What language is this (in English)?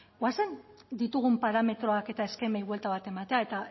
Basque